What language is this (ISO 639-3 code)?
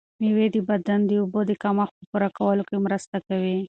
pus